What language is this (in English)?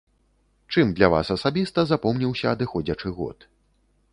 Belarusian